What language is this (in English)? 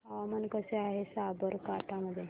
Marathi